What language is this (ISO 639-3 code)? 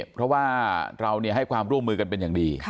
tha